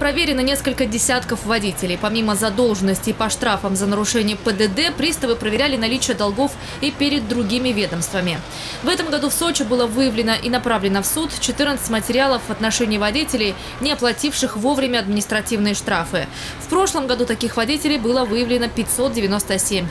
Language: Russian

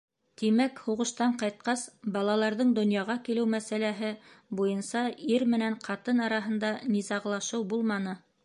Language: Bashkir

